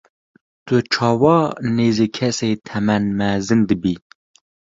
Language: Kurdish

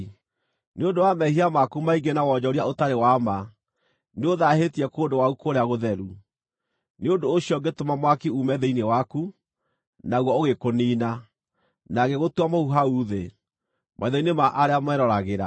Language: Kikuyu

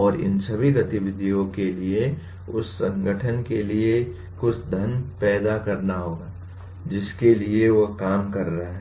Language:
Hindi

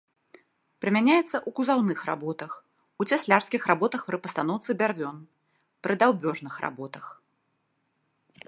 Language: Belarusian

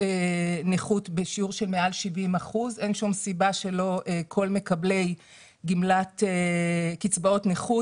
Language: Hebrew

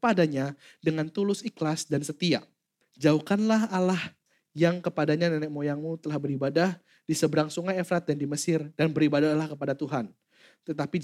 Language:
Indonesian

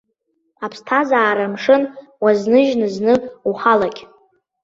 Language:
Abkhazian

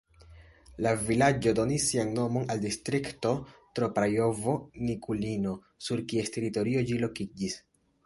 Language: Esperanto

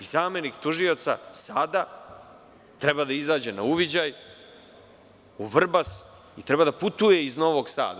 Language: Serbian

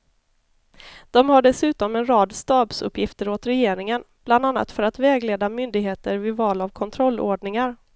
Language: Swedish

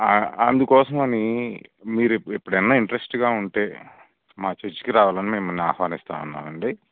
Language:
Telugu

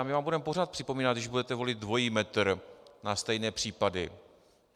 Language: Czech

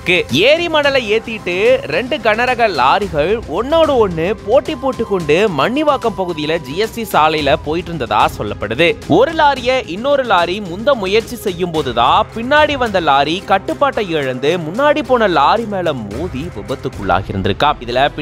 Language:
Turkish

